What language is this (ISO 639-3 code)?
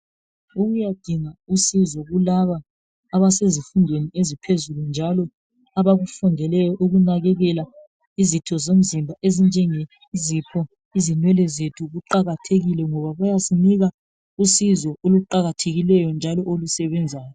nde